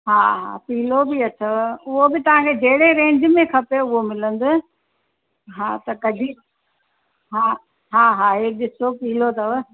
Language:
Sindhi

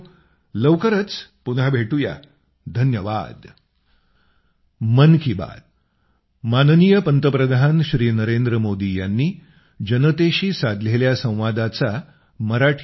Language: Marathi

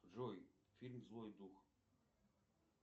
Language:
Russian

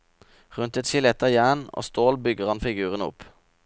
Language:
Norwegian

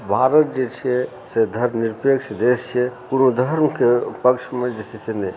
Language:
Maithili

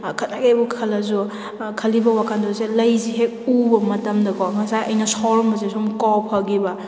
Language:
Manipuri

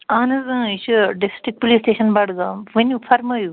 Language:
Kashmiri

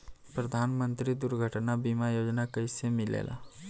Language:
Bhojpuri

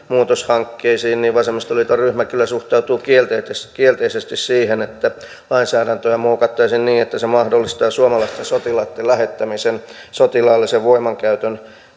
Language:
Finnish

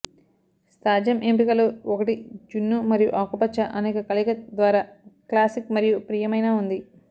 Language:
Telugu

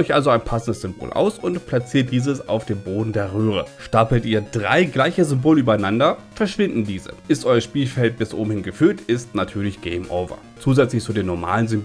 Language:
German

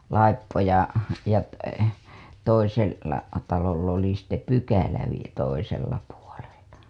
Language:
Finnish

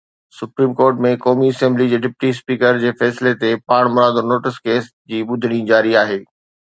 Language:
Sindhi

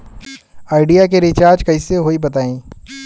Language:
Bhojpuri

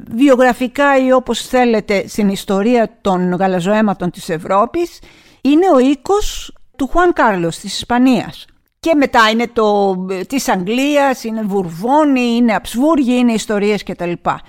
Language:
Greek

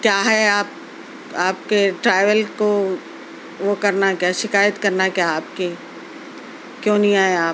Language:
Urdu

